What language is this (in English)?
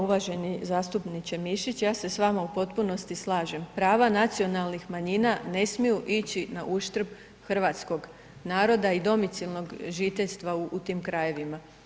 Croatian